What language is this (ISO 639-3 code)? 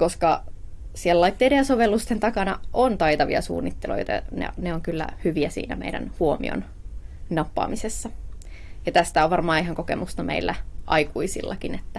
fin